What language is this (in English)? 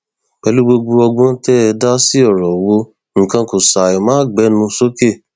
Yoruba